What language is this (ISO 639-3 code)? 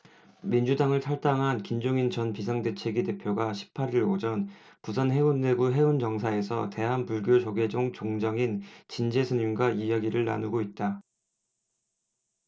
kor